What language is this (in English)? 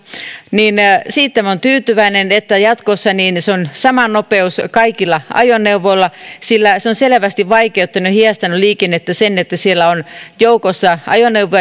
Finnish